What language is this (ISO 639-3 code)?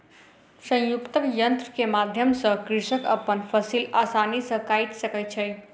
mai